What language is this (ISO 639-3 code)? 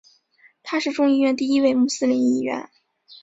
zho